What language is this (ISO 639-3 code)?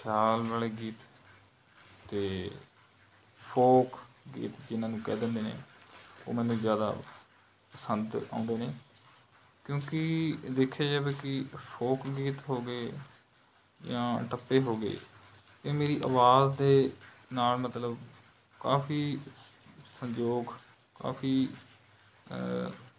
pan